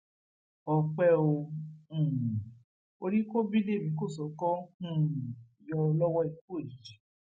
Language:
Yoruba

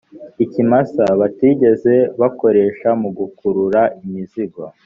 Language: Kinyarwanda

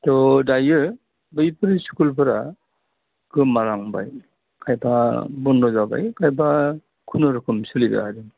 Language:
Bodo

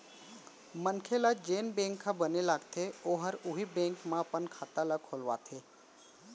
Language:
Chhattisgarhi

